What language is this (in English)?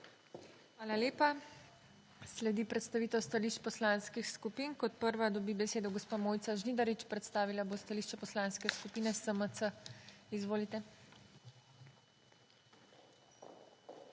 Slovenian